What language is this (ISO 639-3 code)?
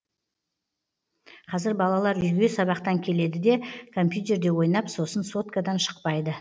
kaz